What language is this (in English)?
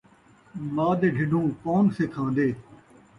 Saraiki